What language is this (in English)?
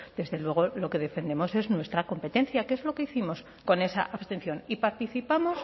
Spanish